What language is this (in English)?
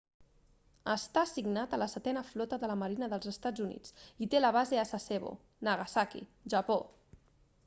Catalan